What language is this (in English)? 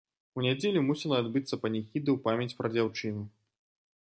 Belarusian